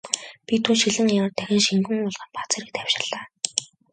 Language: Mongolian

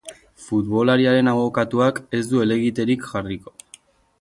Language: Basque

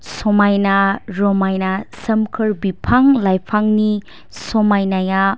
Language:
Bodo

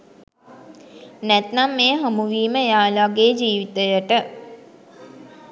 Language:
Sinhala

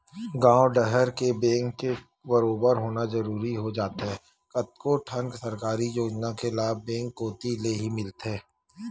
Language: Chhattisgarhi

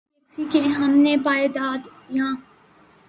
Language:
Urdu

